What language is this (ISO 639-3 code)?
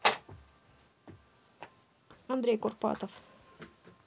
rus